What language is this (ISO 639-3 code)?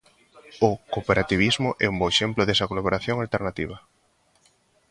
glg